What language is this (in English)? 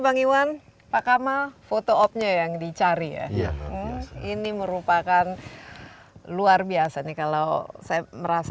Indonesian